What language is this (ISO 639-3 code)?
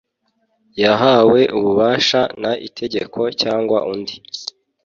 kin